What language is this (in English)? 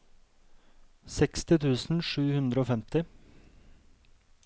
Norwegian